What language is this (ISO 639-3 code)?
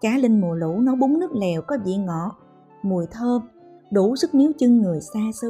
vie